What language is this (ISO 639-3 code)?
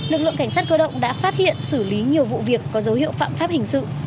vie